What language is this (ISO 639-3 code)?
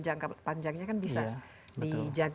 ind